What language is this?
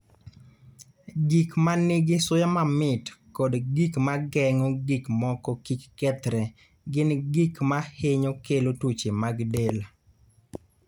Luo (Kenya and Tanzania)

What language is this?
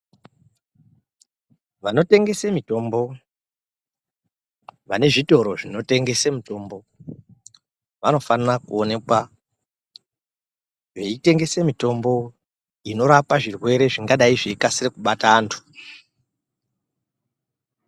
Ndau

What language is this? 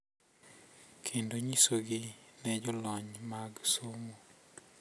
Luo (Kenya and Tanzania)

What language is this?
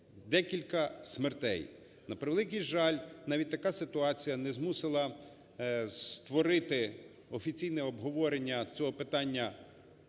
Ukrainian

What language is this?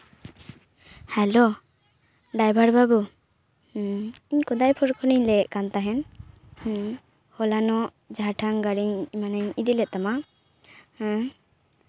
Santali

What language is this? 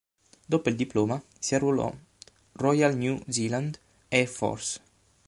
Italian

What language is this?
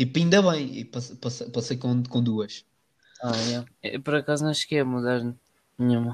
Portuguese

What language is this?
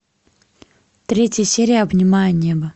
Russian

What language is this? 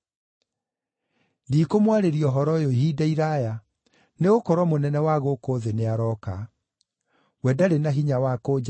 Kikuyu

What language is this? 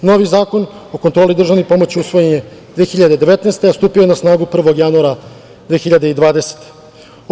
Serbian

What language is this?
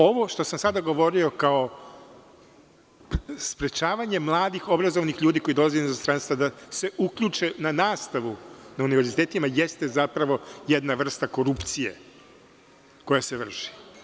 Serbian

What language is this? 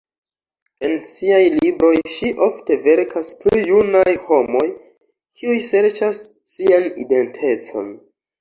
Esperanto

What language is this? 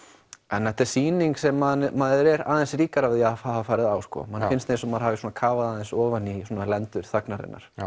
Icelandic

